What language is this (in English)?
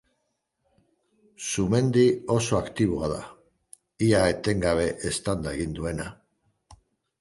Basque